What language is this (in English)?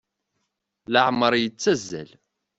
Kabyle